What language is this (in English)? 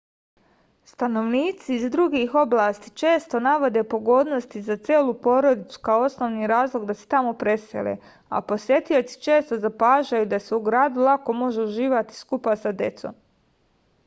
Serbian